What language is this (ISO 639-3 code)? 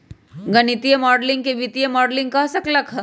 mag